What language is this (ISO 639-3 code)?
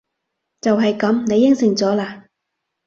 yue